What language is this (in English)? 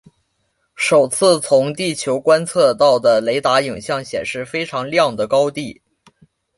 Chinese